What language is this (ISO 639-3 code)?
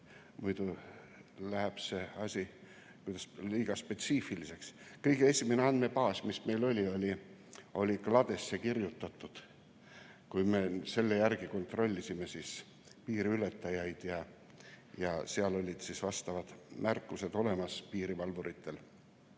est